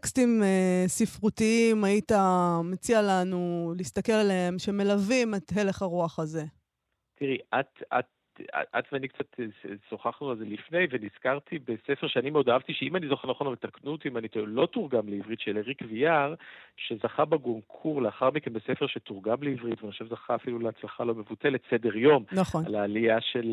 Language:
Hebrew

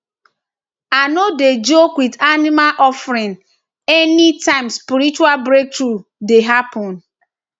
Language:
Nigerian Pidgin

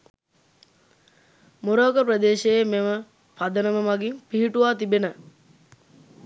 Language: Sinhala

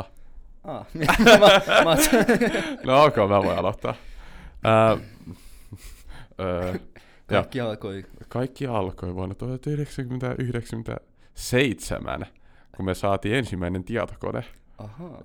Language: Finnish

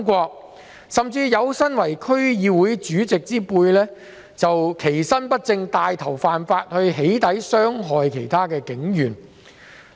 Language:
Cantonese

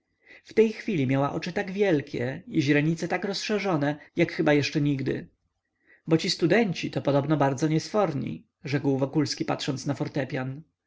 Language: Polish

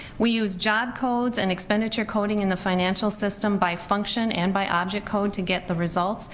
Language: English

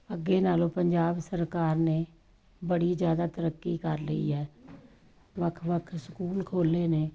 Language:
Punjabi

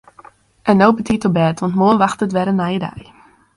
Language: Western Frisian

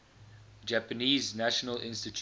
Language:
English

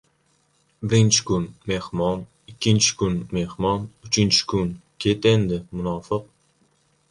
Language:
Uzbek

